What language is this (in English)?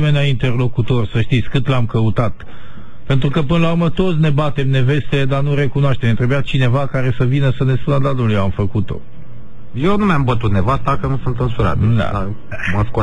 Romanian